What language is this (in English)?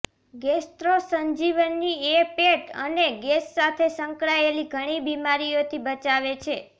Gujarati